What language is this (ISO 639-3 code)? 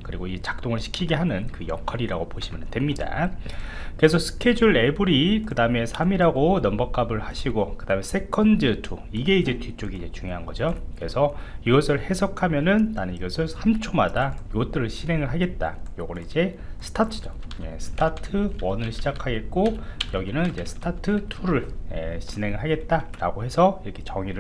kor